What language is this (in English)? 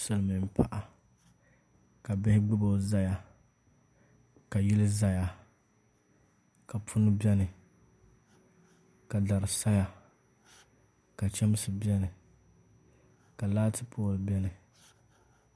Dagbani